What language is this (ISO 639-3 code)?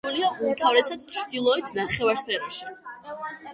kat